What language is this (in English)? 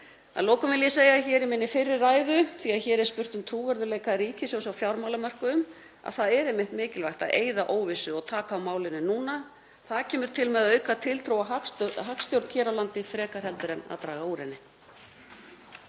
Icelandic